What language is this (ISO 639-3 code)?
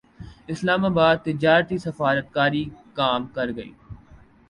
urd